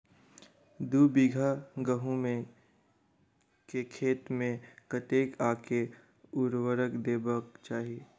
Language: Maithili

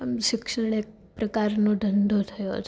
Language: Gujarati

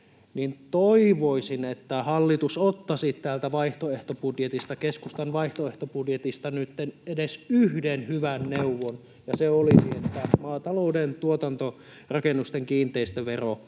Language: Finnish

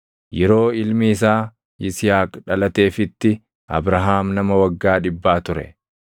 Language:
Oromo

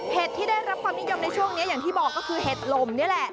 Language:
Thai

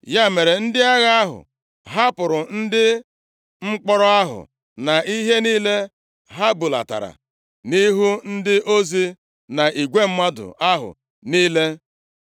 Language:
Igbo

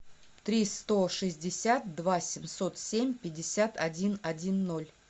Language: Russian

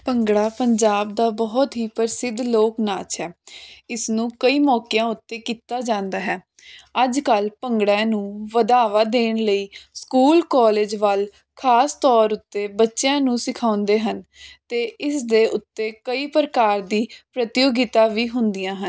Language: Punjabi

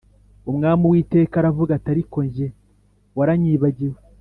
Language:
Kinyarwanda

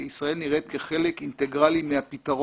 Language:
Hebrew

